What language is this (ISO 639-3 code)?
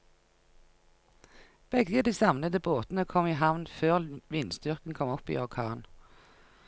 nor